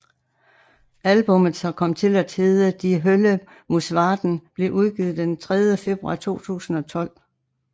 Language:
Danish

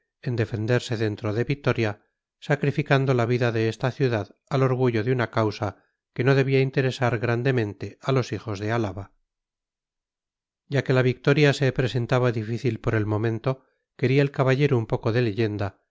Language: Spanish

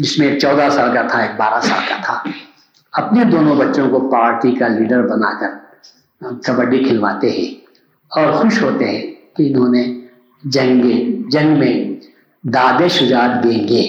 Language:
Urdu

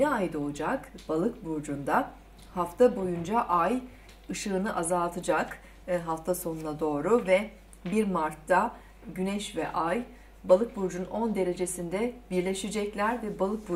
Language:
Turkish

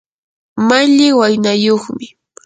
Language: Yanahuanca Pasco Quechua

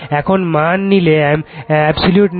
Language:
Bangla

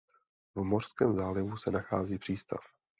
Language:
Czech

